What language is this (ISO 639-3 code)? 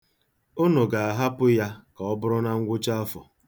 ibo